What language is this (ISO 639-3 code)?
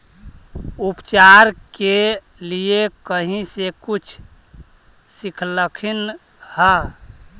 mag